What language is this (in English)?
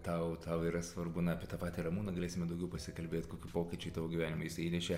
Lithuanian